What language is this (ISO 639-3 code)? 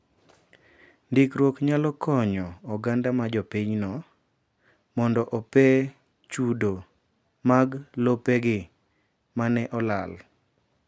luo